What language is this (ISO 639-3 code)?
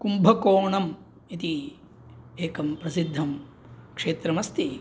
san